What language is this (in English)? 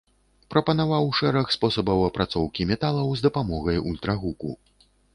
Belarusian